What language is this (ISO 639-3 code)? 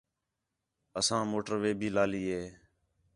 xhe